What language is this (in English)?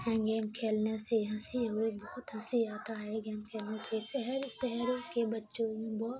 Urdu